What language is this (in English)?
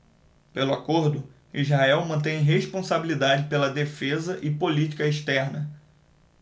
Portuguese